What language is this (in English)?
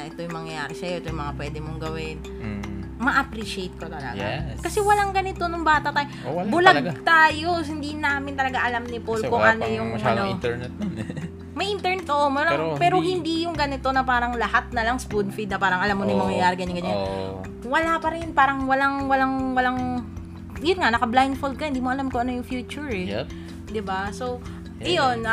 Filipino